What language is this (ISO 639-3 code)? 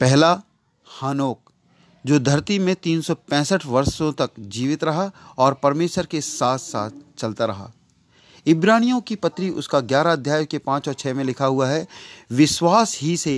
hin